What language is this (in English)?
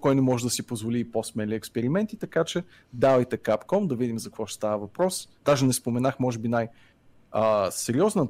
Bulgarian